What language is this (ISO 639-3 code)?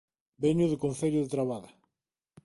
glg